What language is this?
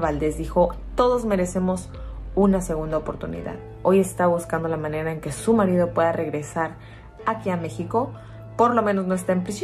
Spanish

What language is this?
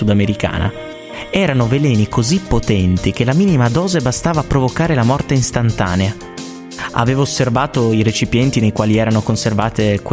Italian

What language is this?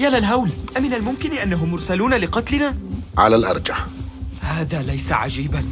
Arabic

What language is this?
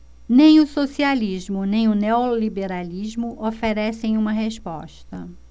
Portuguese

